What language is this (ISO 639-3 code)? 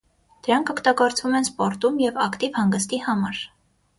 hye